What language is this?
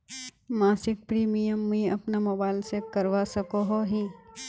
Magahi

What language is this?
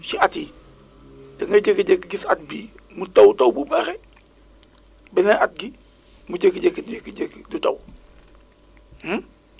Wolof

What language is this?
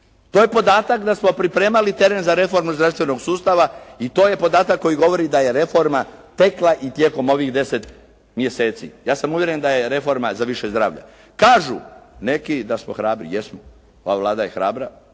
Croatian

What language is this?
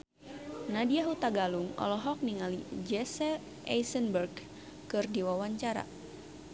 Sundanese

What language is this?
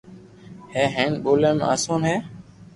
Loarki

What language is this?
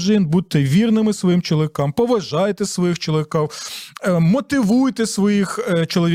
Ukrainian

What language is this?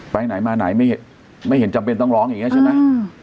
Thai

